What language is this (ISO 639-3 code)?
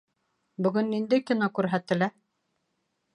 bak